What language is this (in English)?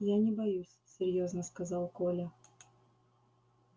Russian